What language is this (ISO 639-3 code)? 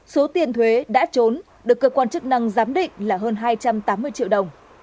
vie